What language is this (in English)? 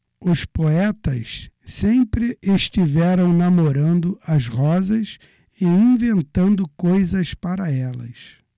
Portuguese